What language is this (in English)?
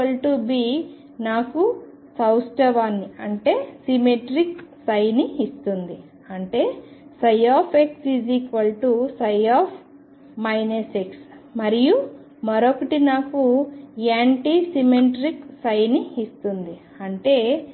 Telugu